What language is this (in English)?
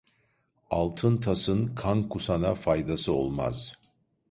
Turkish